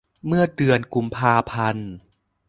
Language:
Thai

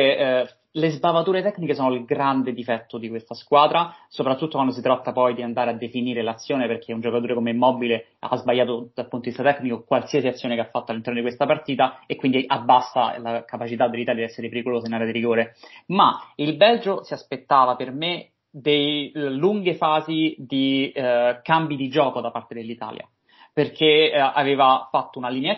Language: Italian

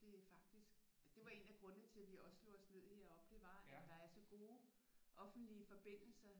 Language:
Danish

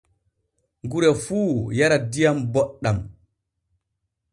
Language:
Borgu Fulfulde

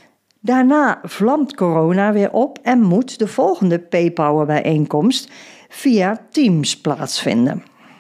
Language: Dutch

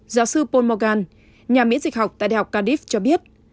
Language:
Vietnamese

